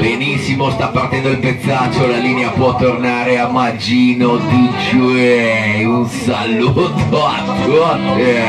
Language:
Italian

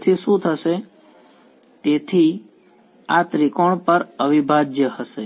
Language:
Gujarati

